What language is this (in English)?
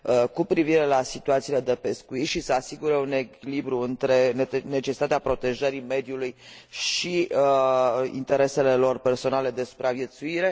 Romanian